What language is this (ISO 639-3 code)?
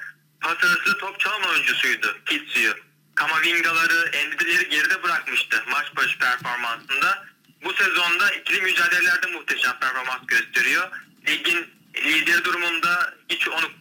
tur